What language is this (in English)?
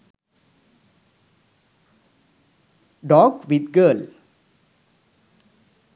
Sinhala